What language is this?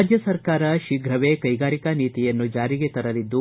Kannada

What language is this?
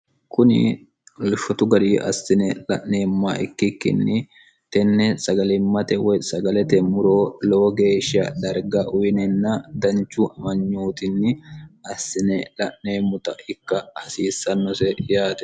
Sidamo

